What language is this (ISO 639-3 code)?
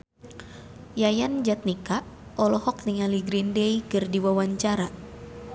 sun